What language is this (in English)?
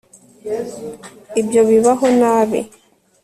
Kinyarwanda